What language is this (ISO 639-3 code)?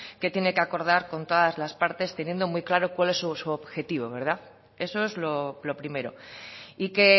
spa